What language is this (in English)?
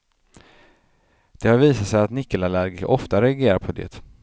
Swedish